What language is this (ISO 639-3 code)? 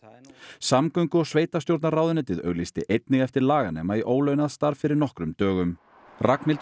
isl